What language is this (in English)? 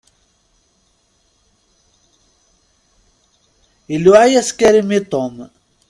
Kabyle